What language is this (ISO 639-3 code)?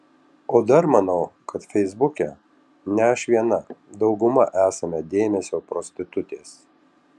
lit